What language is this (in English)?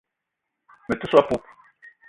Eton (Cameroon)